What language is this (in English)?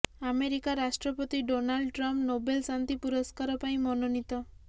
Odia